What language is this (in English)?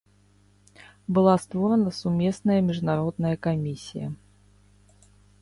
Belarusian